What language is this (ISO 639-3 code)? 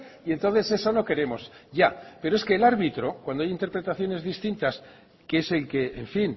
spa